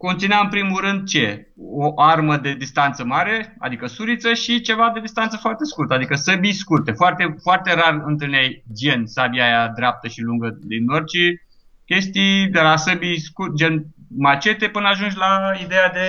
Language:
Romanian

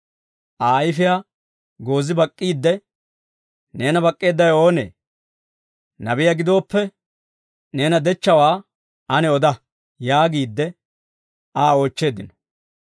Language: Dawro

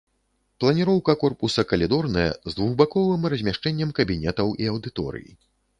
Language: Belarusian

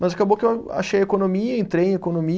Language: Portuguese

